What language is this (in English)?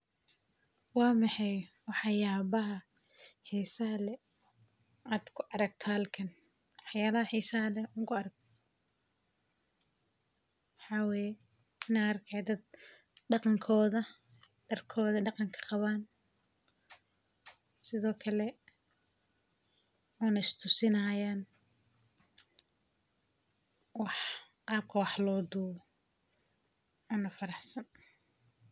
Somali